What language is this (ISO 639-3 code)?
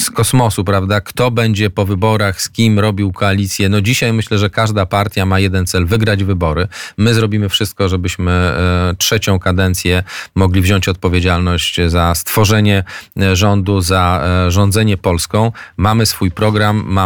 pol